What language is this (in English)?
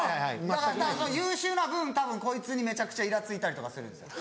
Japanese